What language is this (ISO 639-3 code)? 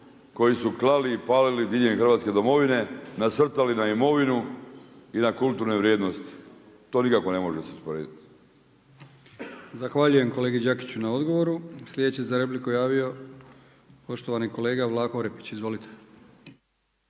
hrv